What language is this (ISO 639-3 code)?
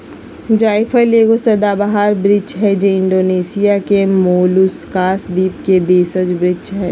mag